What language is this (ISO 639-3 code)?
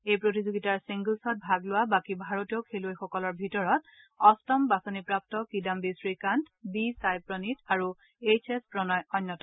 asm